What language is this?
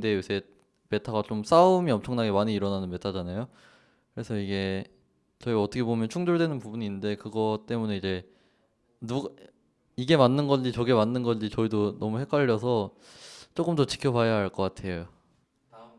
Korean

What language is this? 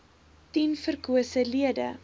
Afrikaans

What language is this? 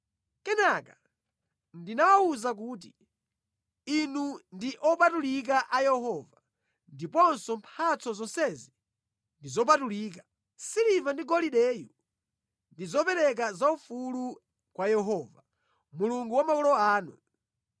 Nyanja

